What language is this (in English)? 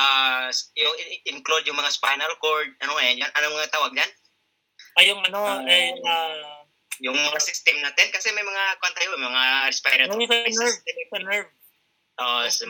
Filipino